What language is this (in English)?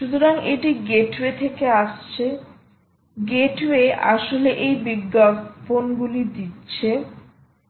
Bangla